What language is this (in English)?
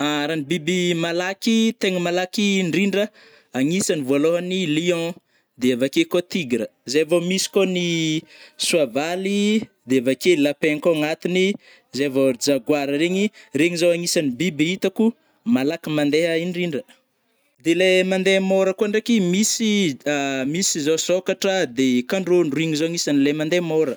Northern Betsimisaraka Malagasy